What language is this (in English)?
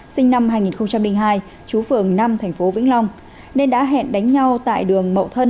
Vietnamese